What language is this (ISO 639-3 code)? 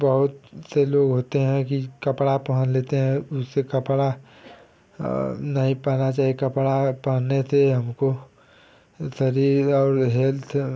hin